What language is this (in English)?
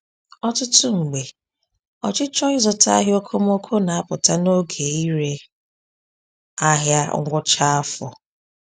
Igbo